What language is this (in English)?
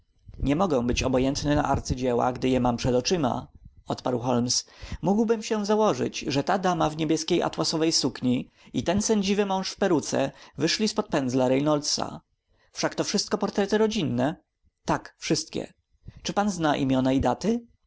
Polish